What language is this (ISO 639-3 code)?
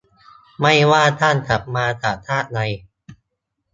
tha